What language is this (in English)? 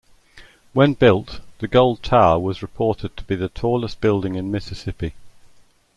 English